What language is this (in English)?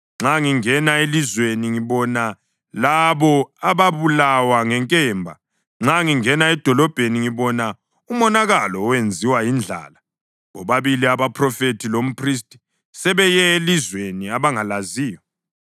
North Ndebele